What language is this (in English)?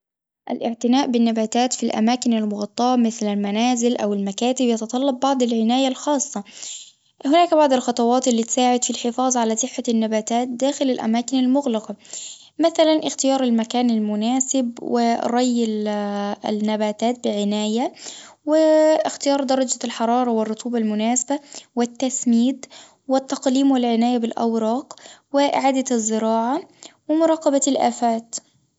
Tunisian Arabic